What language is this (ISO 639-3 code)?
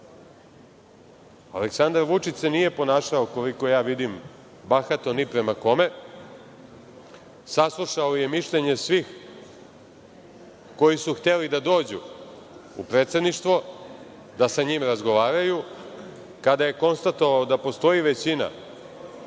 srp